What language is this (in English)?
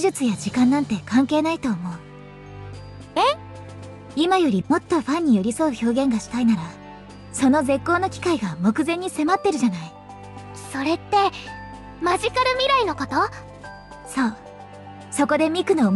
Japanese